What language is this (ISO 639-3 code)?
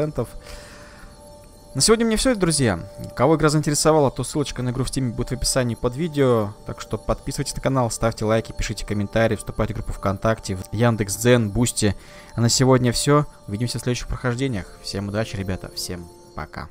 rus